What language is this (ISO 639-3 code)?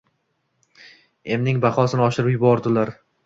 uzb